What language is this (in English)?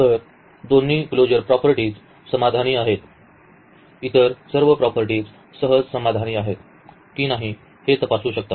Marathi